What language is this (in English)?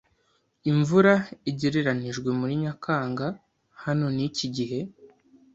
Kinyarwanda